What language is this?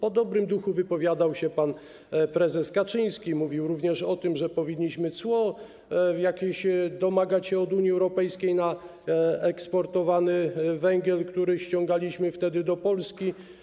Polish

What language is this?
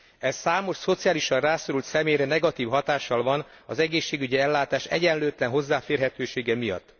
Hungarian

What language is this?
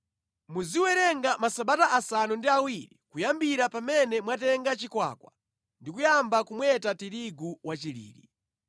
Nyanja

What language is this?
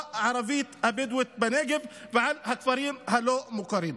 Hebrew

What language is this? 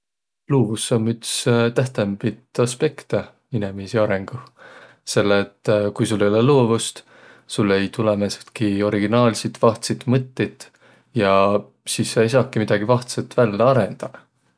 Võro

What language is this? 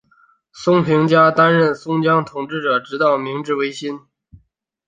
Chinese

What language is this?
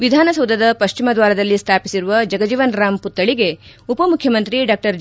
Kannada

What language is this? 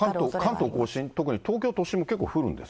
Japanese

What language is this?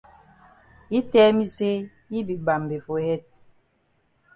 Cameroon Pidgin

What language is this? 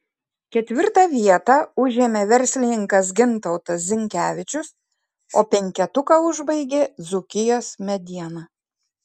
Lithuanian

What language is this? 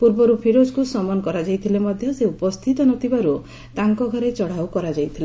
Odia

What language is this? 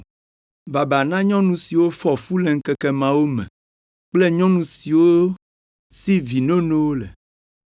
Ewe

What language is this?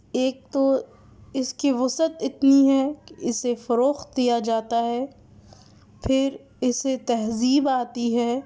Urdu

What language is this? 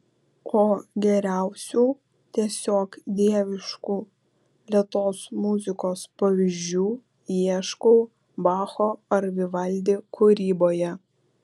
Lithuanian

